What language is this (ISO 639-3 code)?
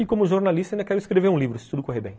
por